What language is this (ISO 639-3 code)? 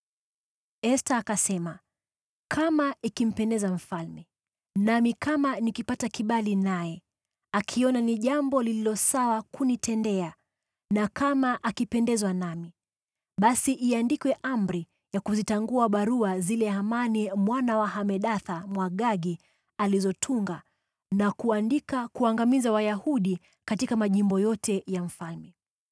swa